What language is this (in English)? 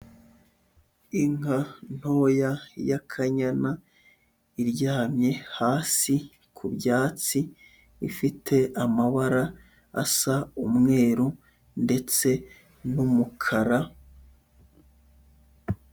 Kinyarwanda